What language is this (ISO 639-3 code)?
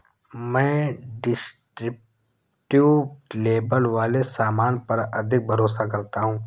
hin